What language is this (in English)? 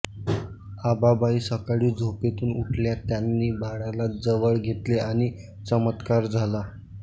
Marathi